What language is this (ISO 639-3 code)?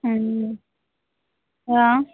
mai